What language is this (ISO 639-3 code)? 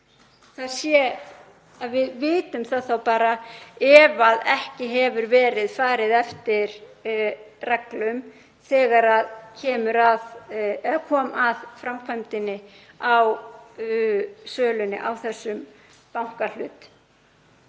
isl